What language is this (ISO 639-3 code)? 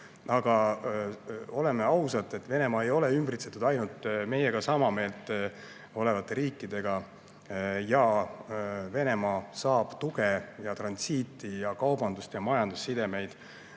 est